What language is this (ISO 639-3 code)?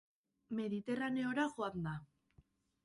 eus